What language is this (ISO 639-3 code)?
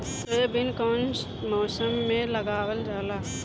bho